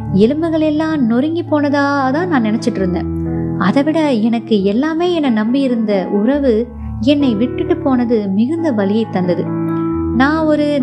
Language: Tamil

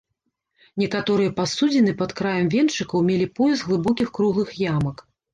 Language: Belarusian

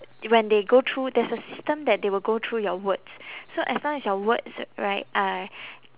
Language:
English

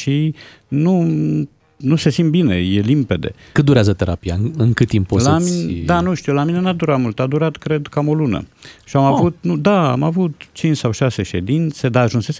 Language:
Romanian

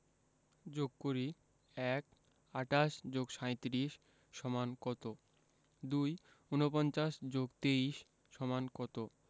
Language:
Bangla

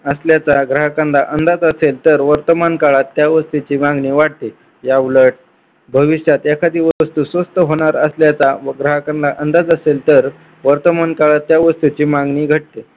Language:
Marathi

